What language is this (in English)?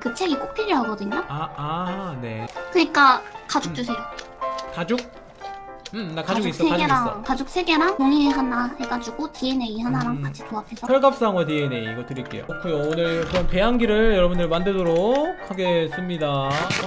Korean